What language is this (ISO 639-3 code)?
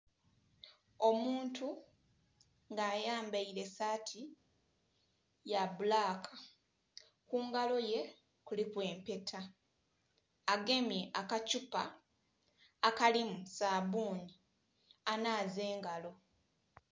xog